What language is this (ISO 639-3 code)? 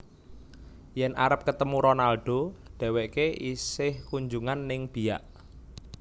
jav